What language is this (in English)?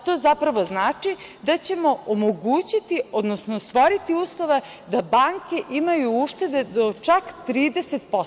Serbian